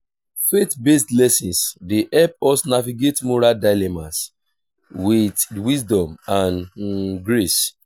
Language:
Nigerian Pidgin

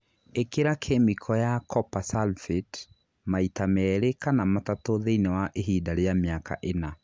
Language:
Kikuyu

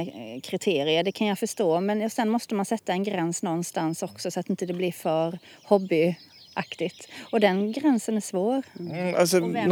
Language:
Swedish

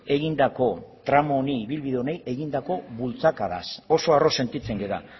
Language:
Basque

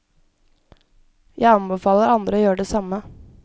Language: Norwegian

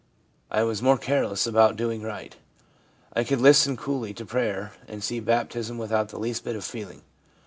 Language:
English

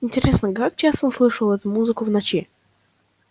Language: Russian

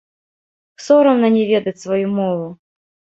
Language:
Belarusian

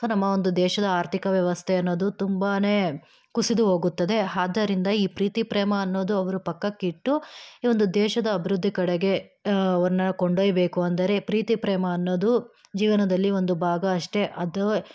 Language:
Kannada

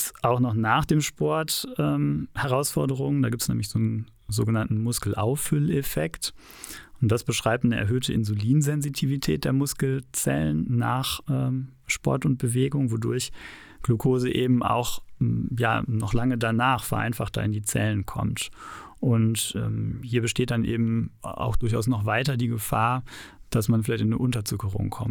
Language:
German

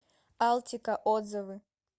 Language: Russian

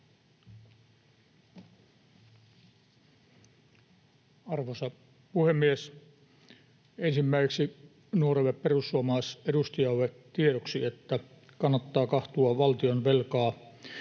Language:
Finnish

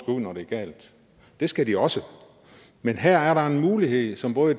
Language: Danish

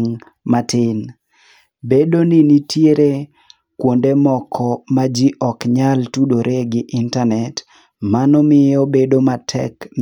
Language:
Luo (Kenya and Tanzania)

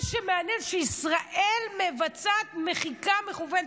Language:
Hebrew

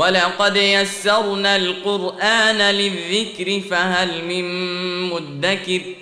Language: Arabic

